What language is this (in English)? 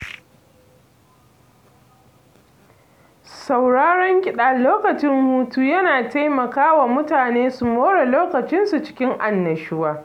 Hausa